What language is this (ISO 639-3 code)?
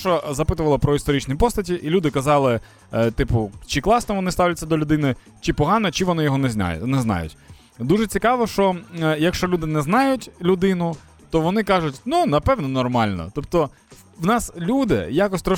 ukr